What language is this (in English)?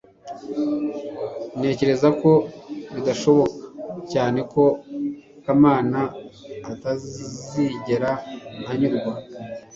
Kinyarwanda